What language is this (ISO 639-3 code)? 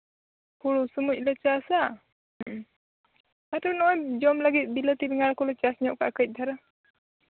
sat